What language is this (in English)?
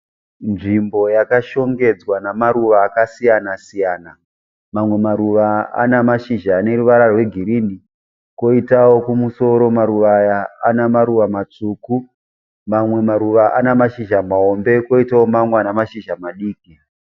Shona